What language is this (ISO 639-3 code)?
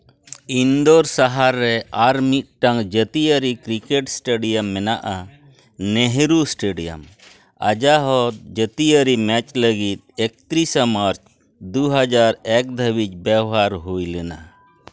sat